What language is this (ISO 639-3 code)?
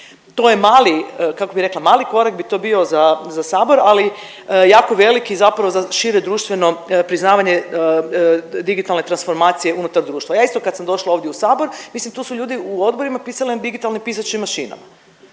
hrv